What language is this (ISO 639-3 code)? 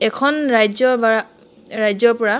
asm